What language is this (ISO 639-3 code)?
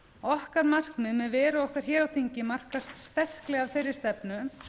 isl